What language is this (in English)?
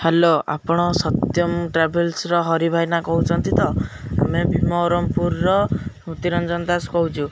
Odia